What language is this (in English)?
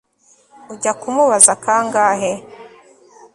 Kinyarwanda